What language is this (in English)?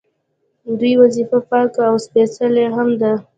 Pashto